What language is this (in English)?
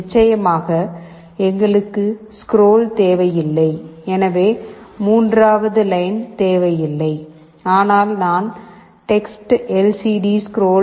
Tamil